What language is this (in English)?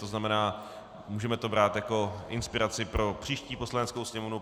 Czech